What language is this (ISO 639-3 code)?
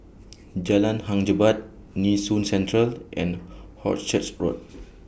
eng